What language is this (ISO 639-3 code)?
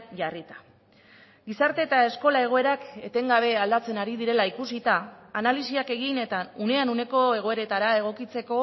eus